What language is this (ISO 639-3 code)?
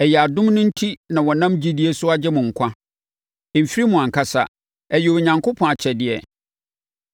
aka